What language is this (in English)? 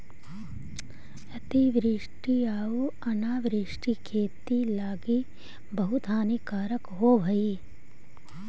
Magahi